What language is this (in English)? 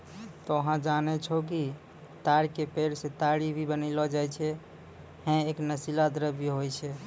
Maithili